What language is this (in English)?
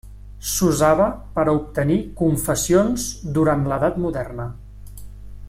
Catalan